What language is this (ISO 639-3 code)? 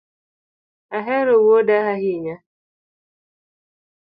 luo